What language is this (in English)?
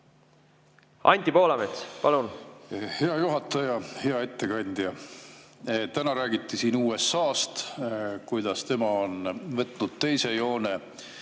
Estonian